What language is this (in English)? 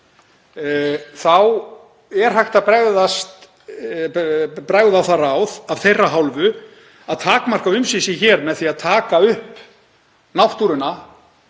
Icelandic